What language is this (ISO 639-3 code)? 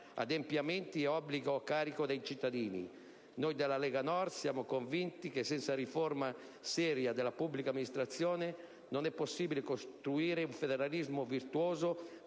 ita